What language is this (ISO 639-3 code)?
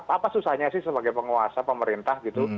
ind